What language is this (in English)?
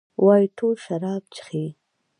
Pashto